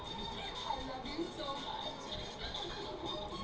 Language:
Bhojpuri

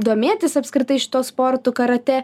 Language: Lithuanian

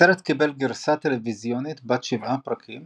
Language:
Hebrew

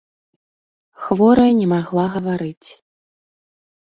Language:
Belarusian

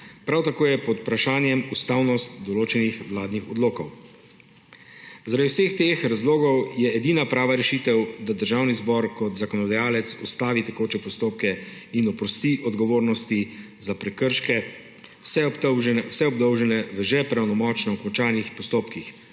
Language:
Slovenian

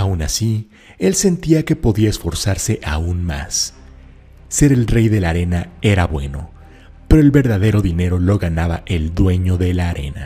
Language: Spanish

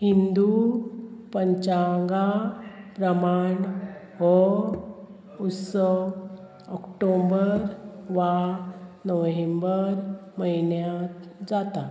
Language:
Konkani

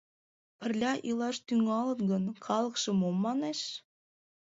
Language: Mari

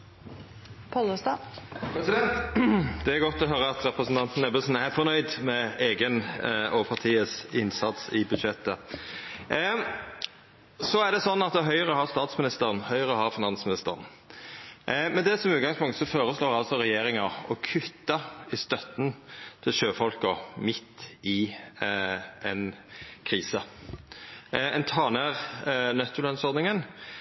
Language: Norwegian Nynorsk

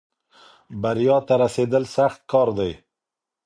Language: Pashto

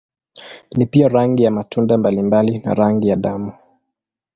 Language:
Swahili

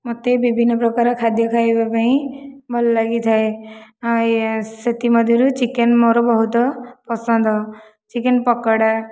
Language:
Odia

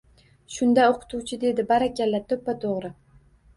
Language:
Uzbek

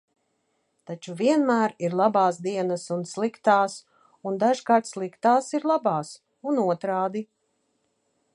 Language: Latvian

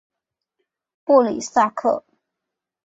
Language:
Chinese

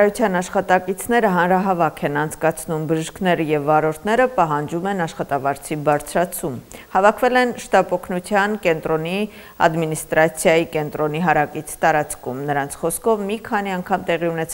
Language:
Romanian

